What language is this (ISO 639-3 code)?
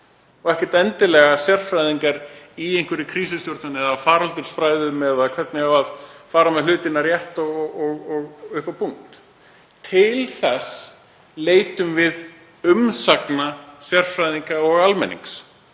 isl